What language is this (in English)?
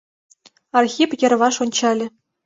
Mari